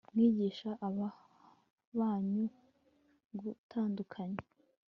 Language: Kinyarwanda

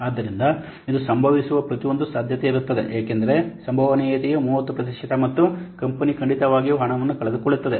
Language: Kannada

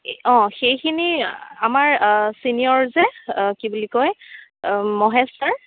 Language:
Assamese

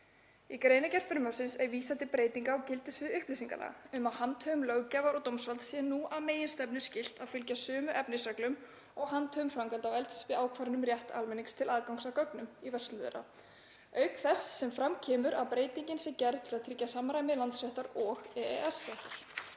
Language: Icelandic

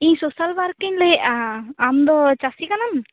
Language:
Santali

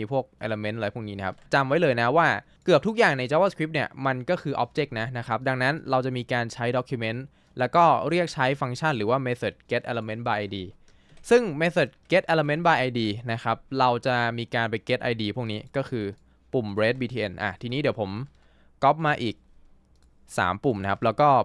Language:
Thai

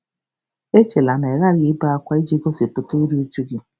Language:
Igbo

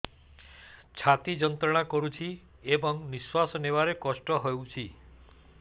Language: Odia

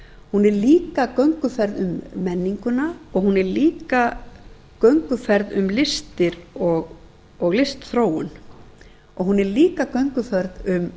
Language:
Icelandic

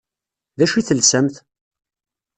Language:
Kabyle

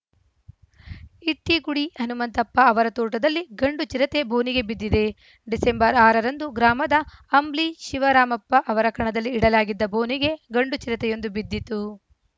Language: Kannada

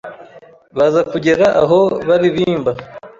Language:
Kinyarwanda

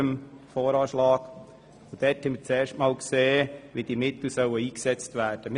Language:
Swiss German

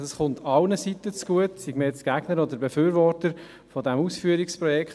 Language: Swiss German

